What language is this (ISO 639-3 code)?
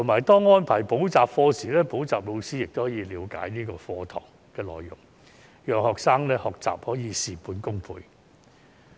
yue